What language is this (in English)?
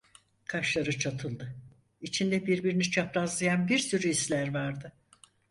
Turkish